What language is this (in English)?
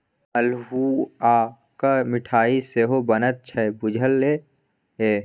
Maithili